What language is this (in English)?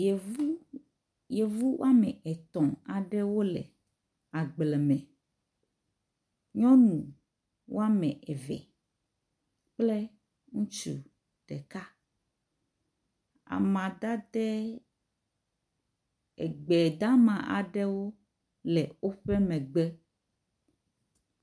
Ewe